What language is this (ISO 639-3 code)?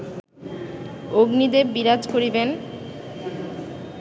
ben